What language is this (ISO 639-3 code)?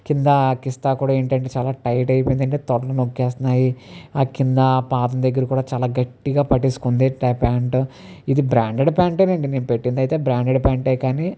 tel